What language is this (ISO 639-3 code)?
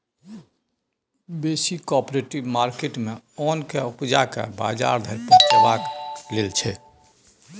mai